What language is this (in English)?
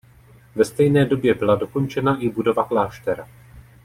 Czech